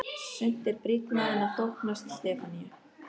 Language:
Icelandic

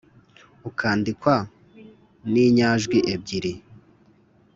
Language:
Kinyarwanda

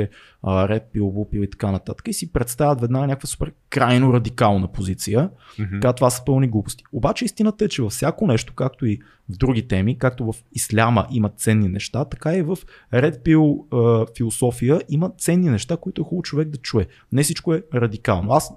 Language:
Bulgarian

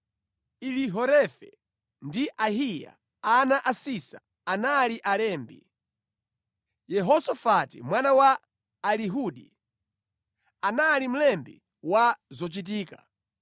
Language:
Nyanja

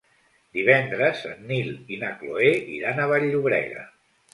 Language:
Catalan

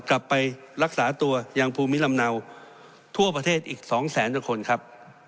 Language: Thai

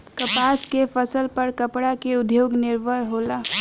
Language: Bhojpuri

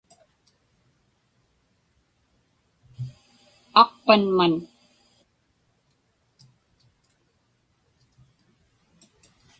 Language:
Inupiaq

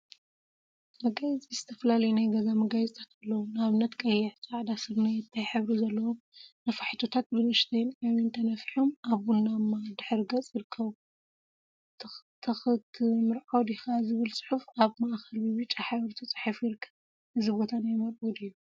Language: Tigrinya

